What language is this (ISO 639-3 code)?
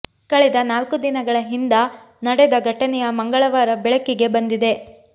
kan